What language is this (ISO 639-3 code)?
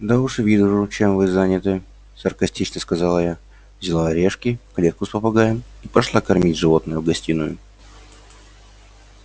rus